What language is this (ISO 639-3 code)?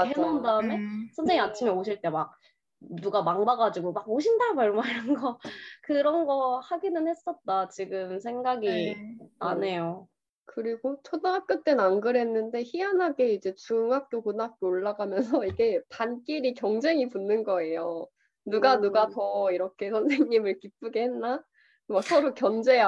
kor